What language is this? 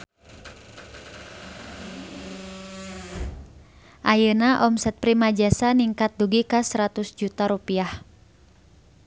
Sundanese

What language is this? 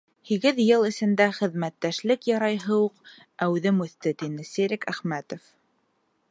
Bashkir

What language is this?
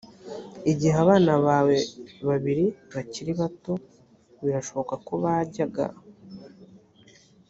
Kinyarwanda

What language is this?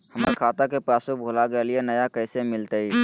Magahi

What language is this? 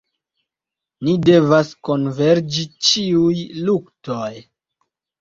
Esperanto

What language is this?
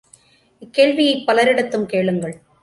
Tamil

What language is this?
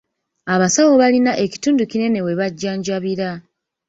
Ganda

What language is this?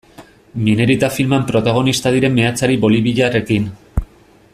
Basque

